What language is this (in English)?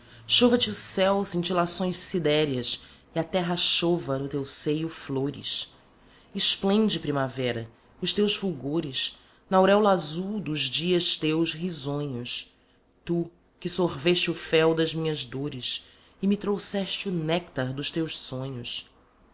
Portuguese